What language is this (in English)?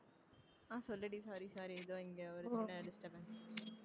Tamil